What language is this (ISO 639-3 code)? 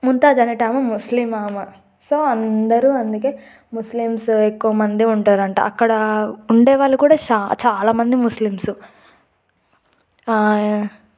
tel